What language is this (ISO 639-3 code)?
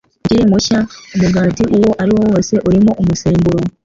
kin